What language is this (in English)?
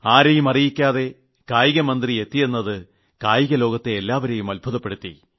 Malayalam